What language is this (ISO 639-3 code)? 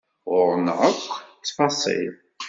kab